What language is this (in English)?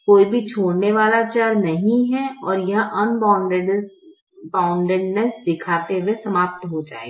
Hindi